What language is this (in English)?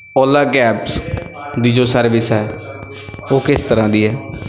Punjabi